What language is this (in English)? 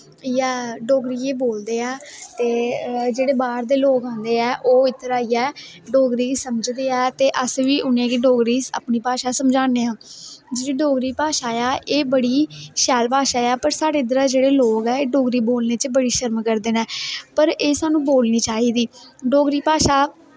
Dogri